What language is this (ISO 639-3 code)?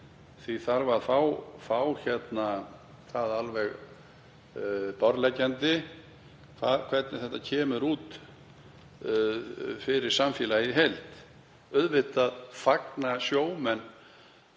isl